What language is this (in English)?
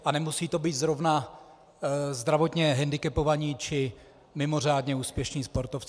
Czech